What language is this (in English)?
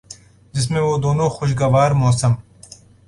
Urdu